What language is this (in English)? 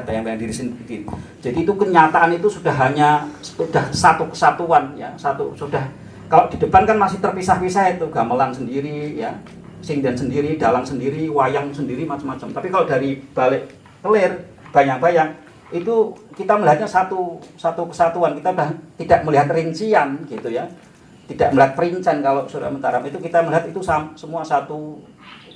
Indonesian